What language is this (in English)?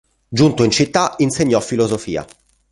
Italian